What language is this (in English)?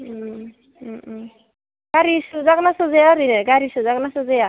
Bodo